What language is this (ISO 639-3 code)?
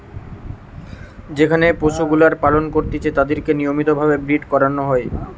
ben